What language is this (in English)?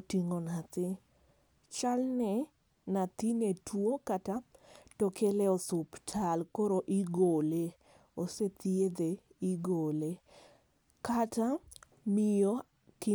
Luo (Kenya and Tanzania)